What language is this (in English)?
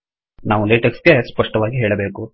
Kannada